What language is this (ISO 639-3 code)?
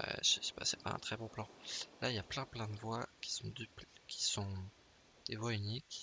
fra